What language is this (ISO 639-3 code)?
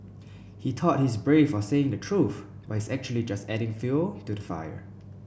eng